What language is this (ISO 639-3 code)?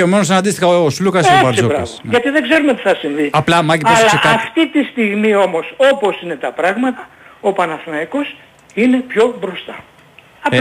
ell